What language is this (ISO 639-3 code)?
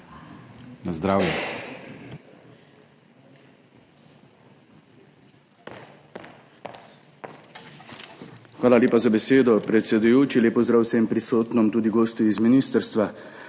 slv